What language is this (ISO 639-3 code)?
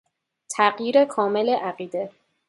fas